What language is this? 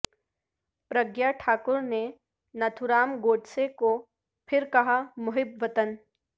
Urdu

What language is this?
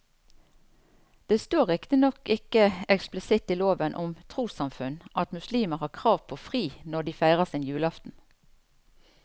Norwegian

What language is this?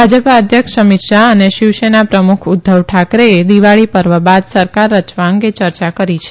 Gujarati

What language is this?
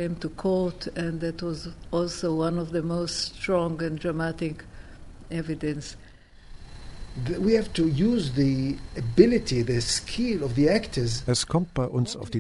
German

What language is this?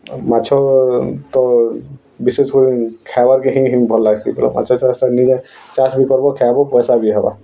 Odia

